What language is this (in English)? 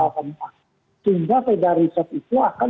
Indonesian